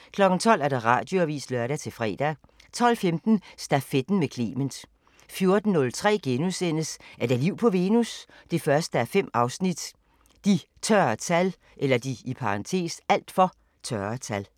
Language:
Danish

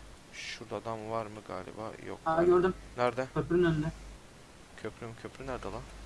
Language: Turkish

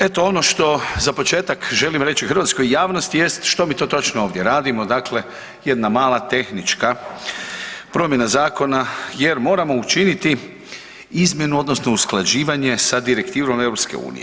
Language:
Croatian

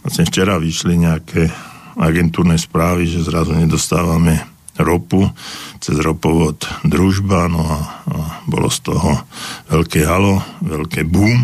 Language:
Slovak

